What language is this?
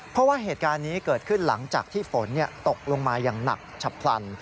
Thai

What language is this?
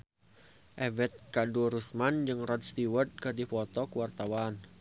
Sundanese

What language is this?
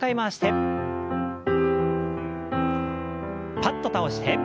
Japanese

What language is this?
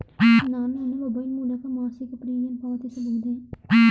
Kannada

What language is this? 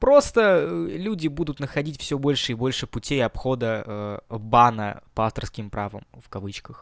Russian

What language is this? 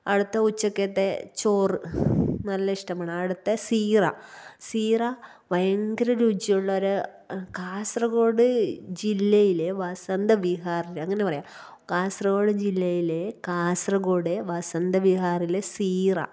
Malayalam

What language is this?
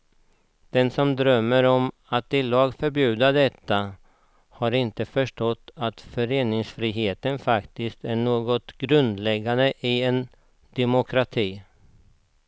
Swedish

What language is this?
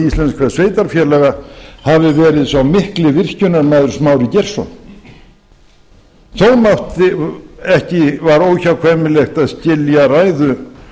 Icelandic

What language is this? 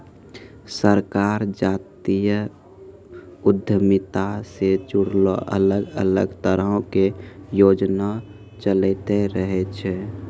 Maithili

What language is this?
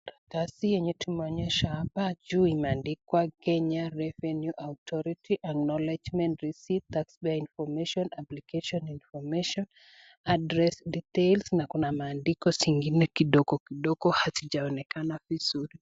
Swahili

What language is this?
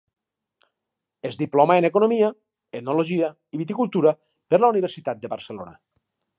Catalan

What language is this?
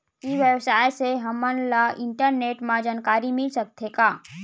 Chhattisgarhi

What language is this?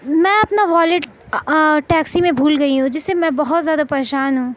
Urdu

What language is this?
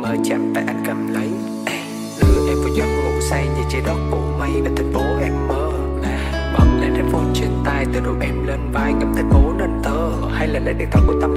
Vietnamese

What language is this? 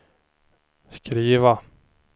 Swedish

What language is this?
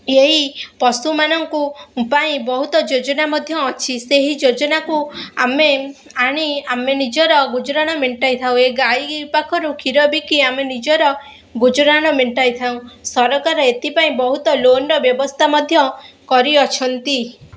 Odia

